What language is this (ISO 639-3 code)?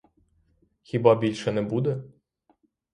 ukr